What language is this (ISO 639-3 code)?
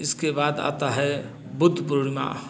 hin